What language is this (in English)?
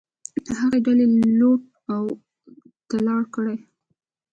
Pashto